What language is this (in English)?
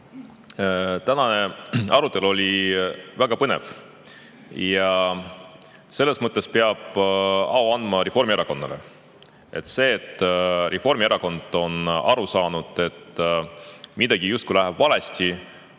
Estonian